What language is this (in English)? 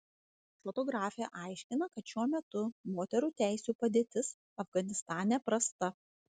Lithuanian